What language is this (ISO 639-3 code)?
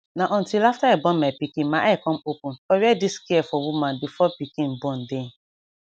pcm